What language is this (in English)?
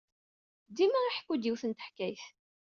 Kabyle